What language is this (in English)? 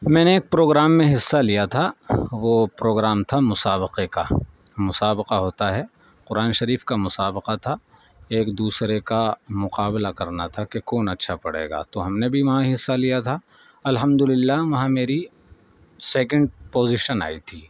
Urdu